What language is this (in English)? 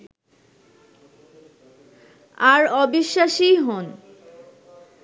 Bangla